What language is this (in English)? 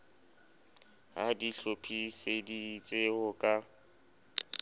Southern Sotho